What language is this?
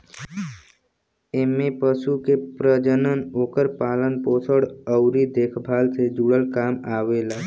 Bhojpuri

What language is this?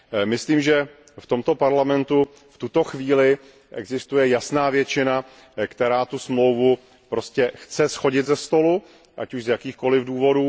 Czech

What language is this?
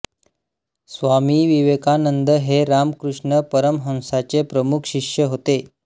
Marathi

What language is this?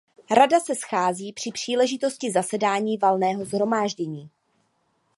Czech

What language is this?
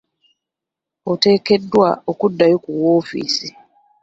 Ganda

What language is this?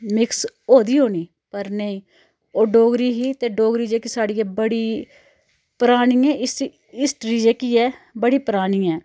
Dogri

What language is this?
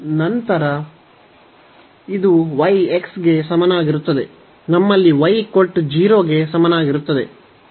Kannada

